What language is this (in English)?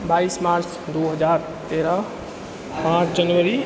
Maithili